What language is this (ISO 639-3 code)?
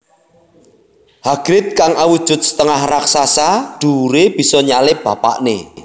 jav